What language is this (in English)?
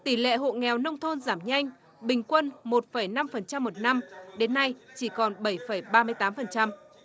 Vietnamese